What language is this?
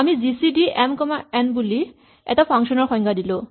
Assamese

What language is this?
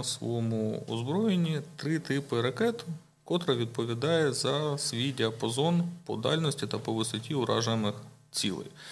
Ukrainian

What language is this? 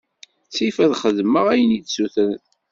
Kabyle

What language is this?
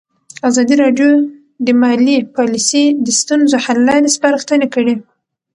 Pashto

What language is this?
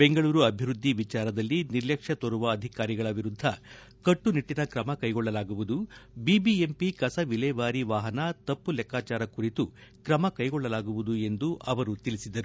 Kannada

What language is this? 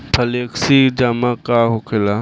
Bhojpuri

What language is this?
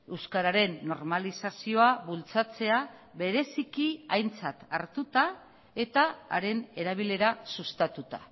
Basque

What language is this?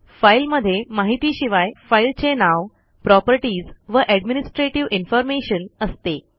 Marathi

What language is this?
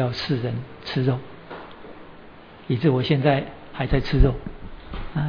Chinese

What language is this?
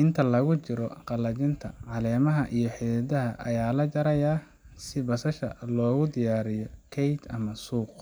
Somali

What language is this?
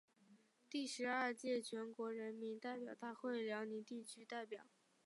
Chinese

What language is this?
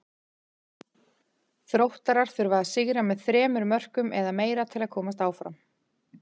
Icelandic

